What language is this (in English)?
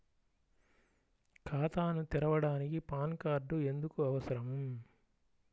Telugu